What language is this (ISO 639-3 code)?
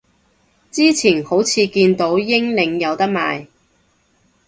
yue